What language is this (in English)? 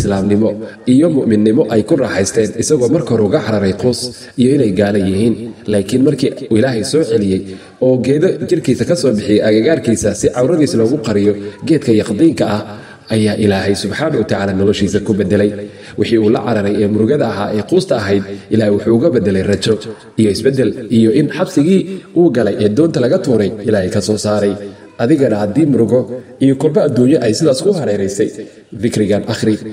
Arabic